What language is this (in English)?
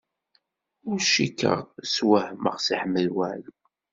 Kabyle